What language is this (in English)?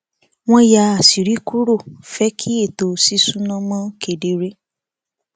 Yoruba